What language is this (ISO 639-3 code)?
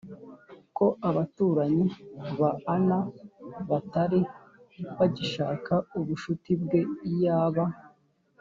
kin